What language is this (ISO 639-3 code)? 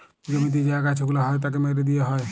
ben